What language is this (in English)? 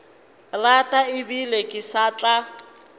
Northern Sotho